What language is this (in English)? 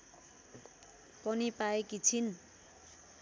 Nepali